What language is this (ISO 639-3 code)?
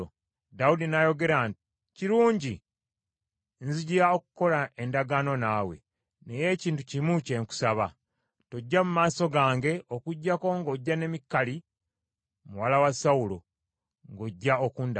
lug